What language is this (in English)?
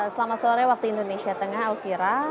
Indonesian